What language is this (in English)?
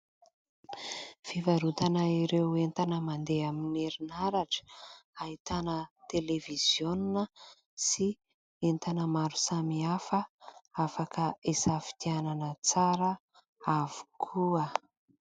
Malagasy